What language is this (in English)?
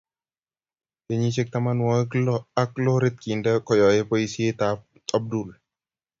Kalenjin